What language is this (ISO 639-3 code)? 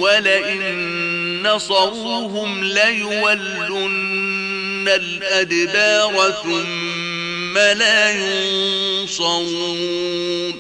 ara